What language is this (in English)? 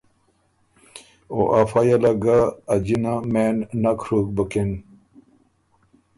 Ormuri